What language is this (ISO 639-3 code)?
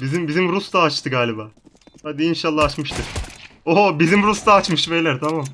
tur